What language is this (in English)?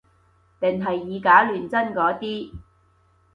Cantonese